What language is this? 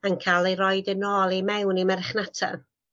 Welsh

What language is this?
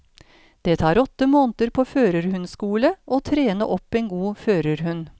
Norwegian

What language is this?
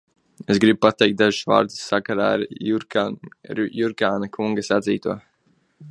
Latvian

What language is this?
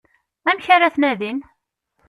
Kabyle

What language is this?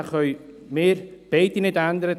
Swiss German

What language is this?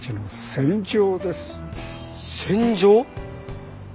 Japanese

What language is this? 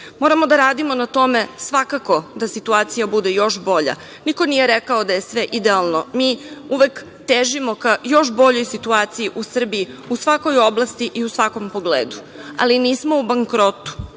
Serbian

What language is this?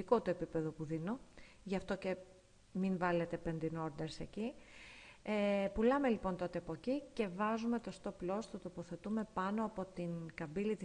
Greek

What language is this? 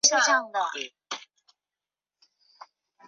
Chinese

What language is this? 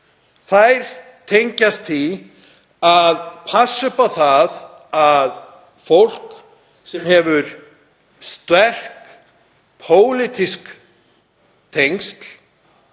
Icelandic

